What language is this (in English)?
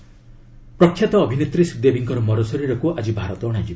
Odia